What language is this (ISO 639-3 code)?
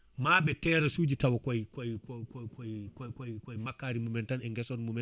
ful